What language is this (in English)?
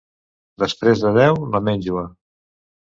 Catalan